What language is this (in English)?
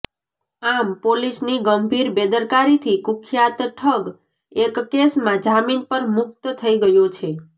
Gujarati